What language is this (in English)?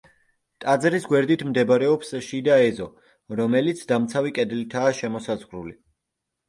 Georgian